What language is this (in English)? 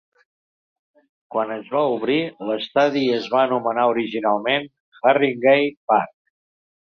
Catalan